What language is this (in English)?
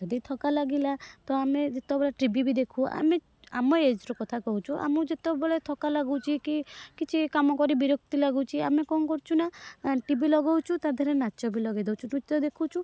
Odia